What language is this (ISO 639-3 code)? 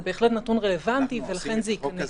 heb